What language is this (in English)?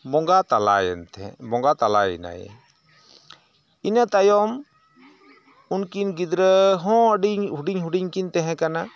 Santali